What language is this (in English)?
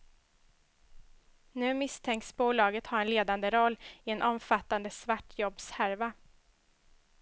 Swedish